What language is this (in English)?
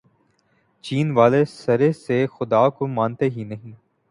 Urdu